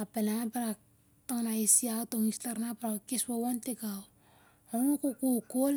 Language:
Siar-Lak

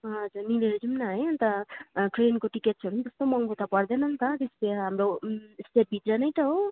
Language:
Nepali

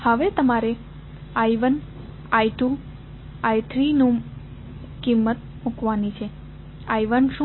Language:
Gujarati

